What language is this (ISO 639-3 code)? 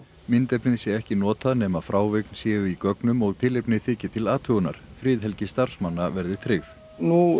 isl